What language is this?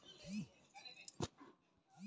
Maithili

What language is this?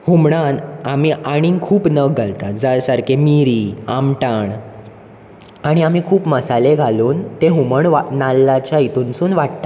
Konkani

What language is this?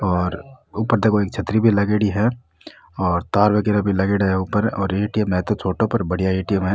Rajasthani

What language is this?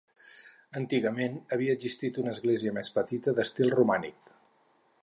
Catalan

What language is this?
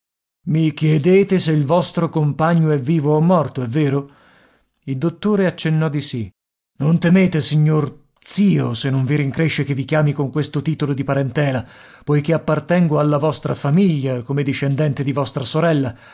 Italian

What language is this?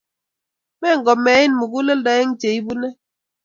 Kalenjin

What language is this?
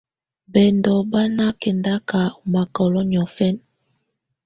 Tunen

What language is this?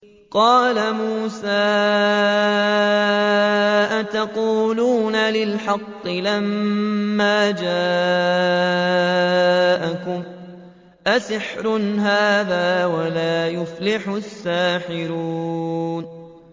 Arabic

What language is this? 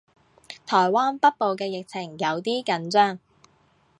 Cantonese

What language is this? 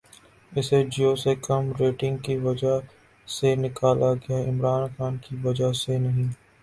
Urdu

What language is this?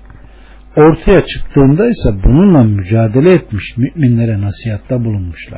Turkish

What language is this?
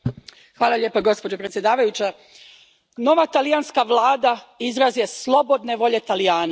Croatian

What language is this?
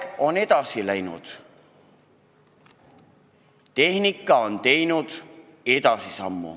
Estonian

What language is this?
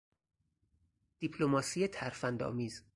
Persian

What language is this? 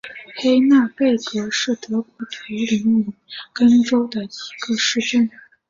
Chinese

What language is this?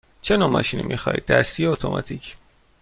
Persian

